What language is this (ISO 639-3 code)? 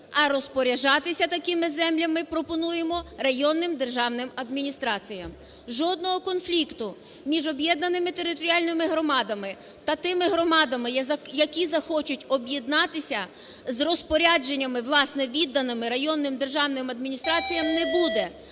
ukr